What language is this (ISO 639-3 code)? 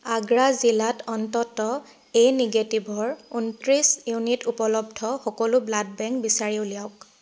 asm